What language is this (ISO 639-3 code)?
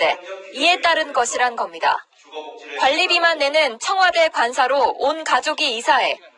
kor